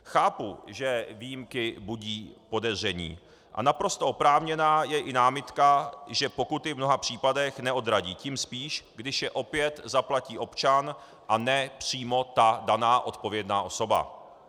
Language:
Czech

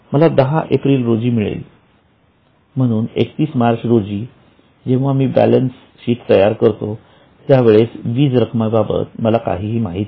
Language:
Marathi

